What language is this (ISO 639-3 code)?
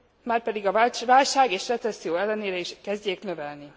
hun